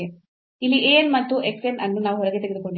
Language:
Kannada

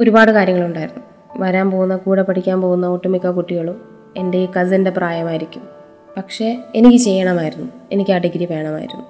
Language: Malayalam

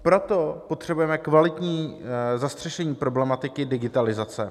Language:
Czech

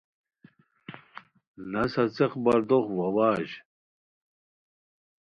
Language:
Khowar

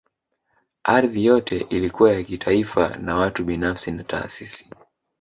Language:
Swahili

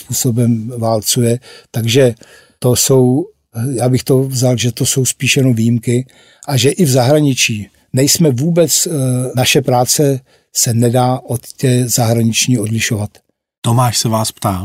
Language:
Czech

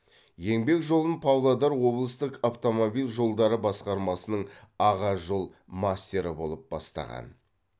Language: Kazakh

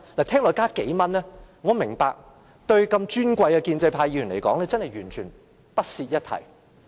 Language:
Cantonese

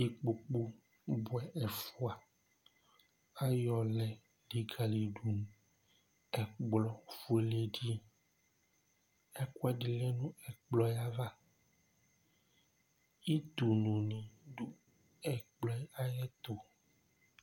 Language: Ikposo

